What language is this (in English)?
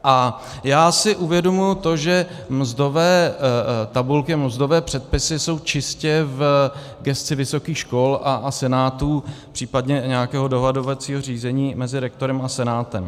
Czech